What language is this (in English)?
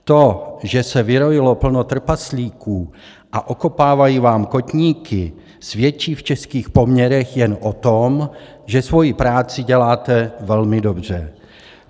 Czech